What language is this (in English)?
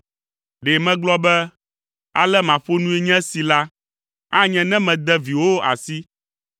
Ewe